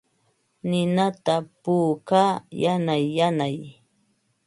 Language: Ambo-Pasco Quechua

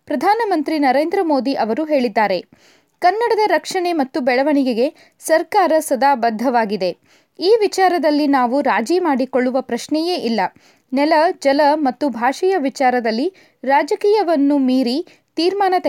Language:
Kannada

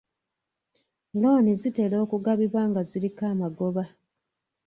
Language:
Ganda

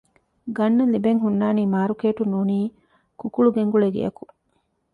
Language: Divehi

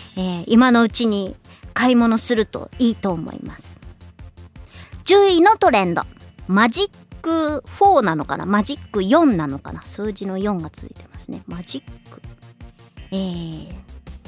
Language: Japanese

